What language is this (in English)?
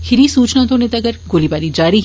Dogri